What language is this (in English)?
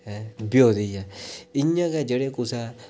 Dogri